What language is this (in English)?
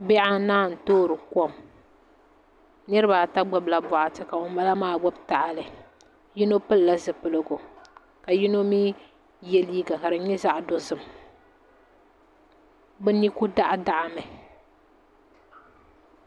Dagbani